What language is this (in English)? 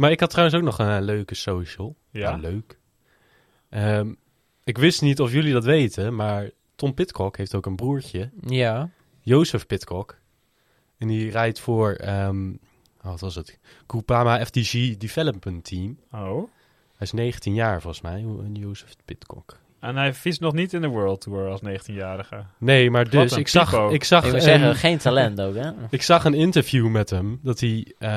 Dutch